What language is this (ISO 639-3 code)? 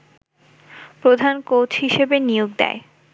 ben